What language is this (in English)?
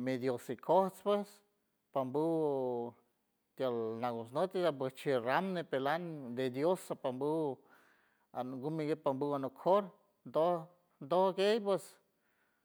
San Francisco Del Mar Huave